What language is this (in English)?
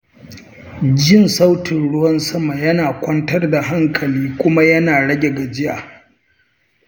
Hausa